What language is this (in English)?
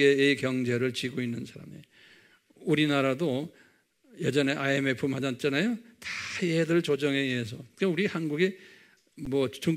Korean